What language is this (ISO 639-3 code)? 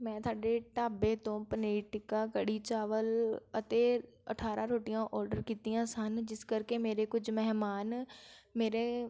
pan